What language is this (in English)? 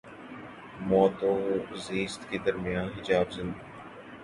Urdu